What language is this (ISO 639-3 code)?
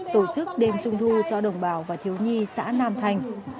vie